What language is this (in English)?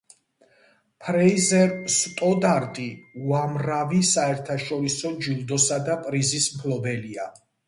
Georgian